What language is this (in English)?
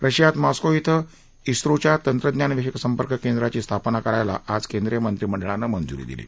Marathi